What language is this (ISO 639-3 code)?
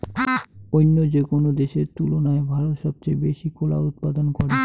ben